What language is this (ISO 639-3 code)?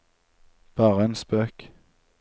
nor